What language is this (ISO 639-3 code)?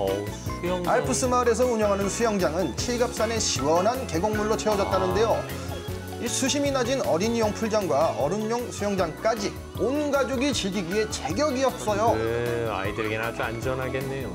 kor